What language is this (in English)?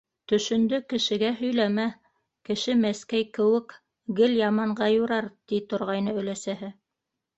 Bashkir